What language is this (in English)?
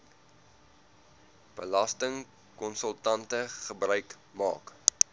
Afrikaans